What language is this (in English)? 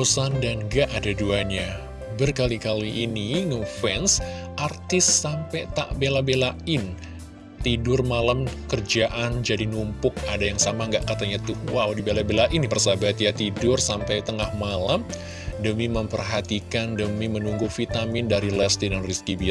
Indonesian